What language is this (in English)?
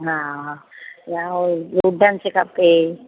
Sindhi